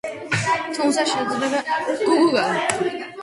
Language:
Georgian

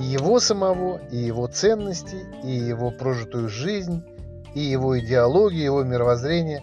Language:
Russian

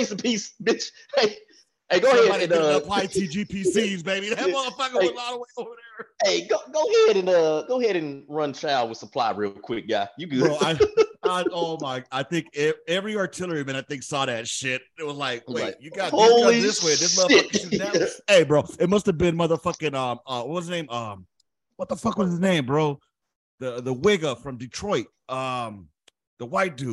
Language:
English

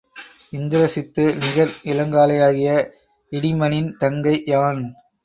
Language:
Tamil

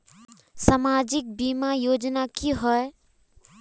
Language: Magahi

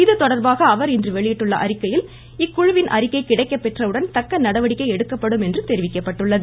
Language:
Tamil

